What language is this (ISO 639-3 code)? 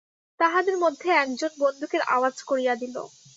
ben